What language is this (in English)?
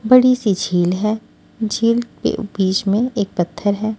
Hindi